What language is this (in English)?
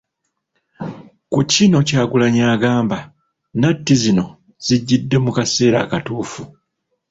Ganda